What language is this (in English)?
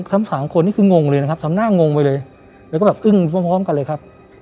Thai